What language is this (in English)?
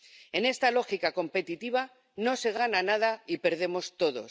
Spanish